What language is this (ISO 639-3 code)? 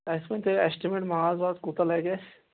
kas